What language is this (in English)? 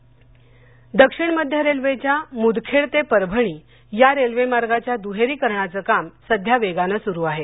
Marathi